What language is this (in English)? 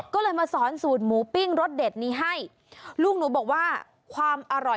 Thai